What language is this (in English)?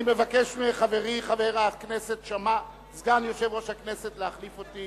Hebrew